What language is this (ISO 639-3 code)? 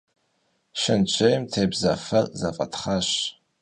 kbd